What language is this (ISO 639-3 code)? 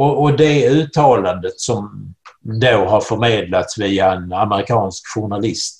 swe